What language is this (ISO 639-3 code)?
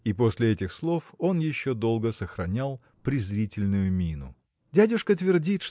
rus